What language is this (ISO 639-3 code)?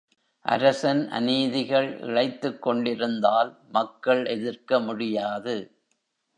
tam